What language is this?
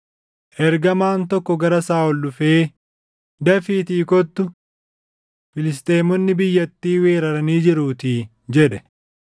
Oromo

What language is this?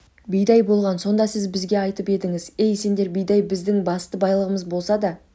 Kazakh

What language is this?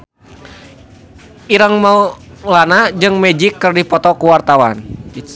Sundanese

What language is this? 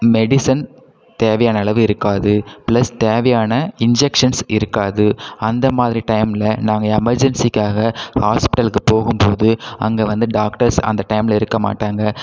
Tamil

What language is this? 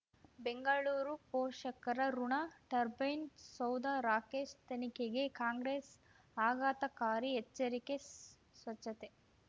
Kannada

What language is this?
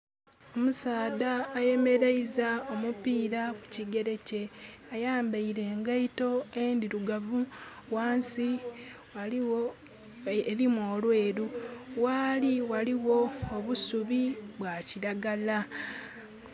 Soga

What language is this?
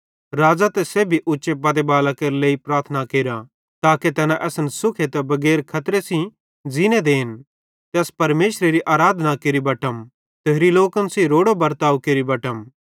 Bhadrawahi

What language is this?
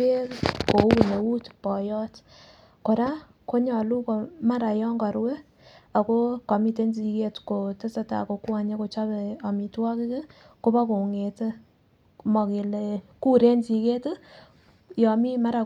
Kalenjin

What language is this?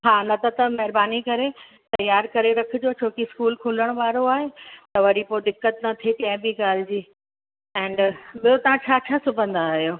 Sindhi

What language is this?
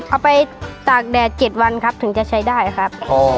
Thai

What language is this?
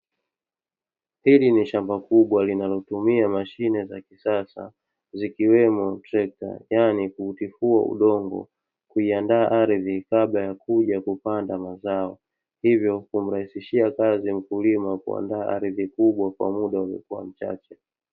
Swahili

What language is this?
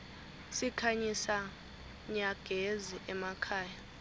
Swati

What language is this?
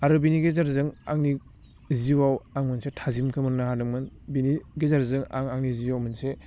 Bodo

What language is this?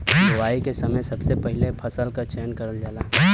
Bhojpuri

